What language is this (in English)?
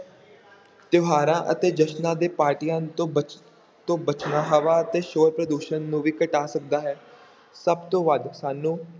Punjabi